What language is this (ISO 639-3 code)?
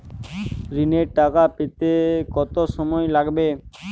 ben